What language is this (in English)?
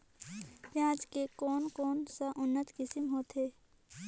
Chhattisgarhi